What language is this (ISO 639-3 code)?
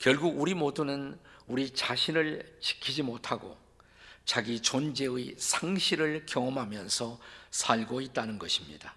kor